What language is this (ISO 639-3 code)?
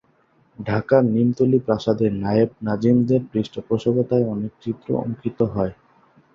ben